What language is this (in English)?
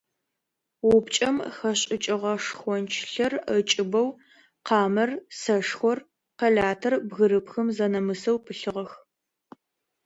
Adyghe